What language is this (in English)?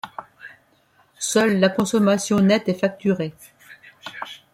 French